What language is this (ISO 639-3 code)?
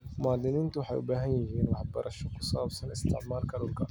som